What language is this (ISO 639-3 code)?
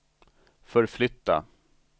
swe